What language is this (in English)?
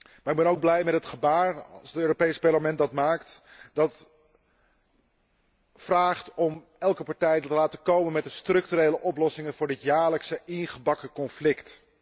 Dutch